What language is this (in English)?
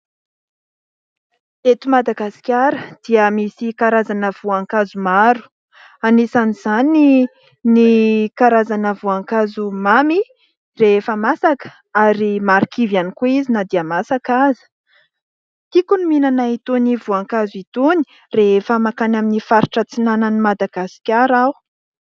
Malagasy